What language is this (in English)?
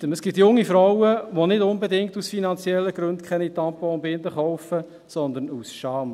Swiss German